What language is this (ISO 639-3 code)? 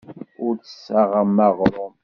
kab